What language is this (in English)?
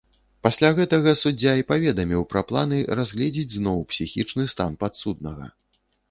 Belarusian